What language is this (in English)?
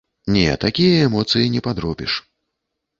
Belarusian